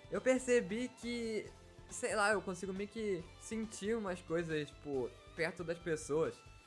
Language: Portuguese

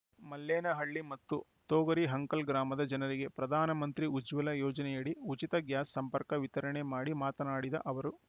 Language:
Kannada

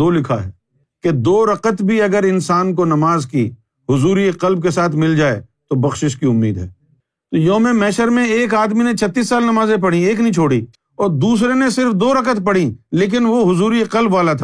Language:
Urdu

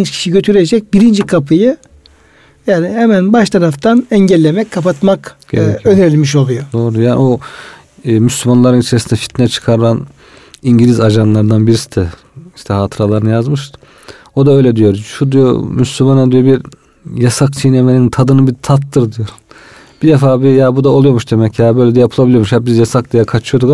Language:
Turkish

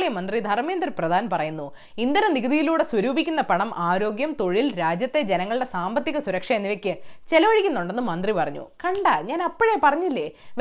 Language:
Malayalam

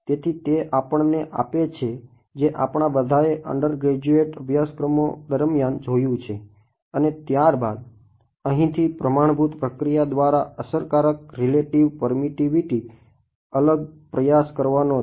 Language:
Gujarati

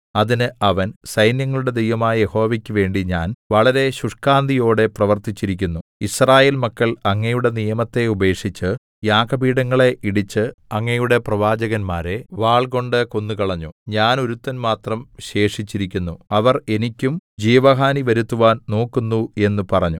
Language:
Malayalam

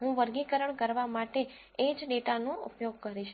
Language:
Gujarati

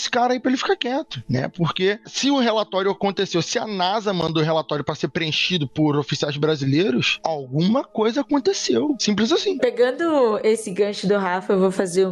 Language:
Portuguese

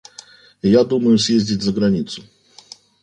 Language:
Russian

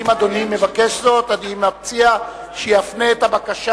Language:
Hebrew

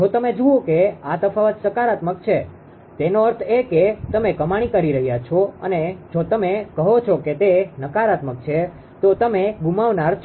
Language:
Gujarati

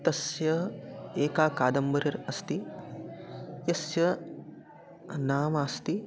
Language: Sanskrit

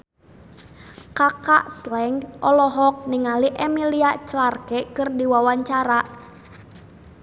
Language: Sundanese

